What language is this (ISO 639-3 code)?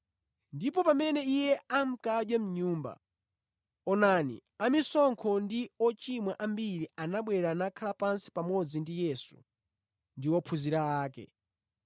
nya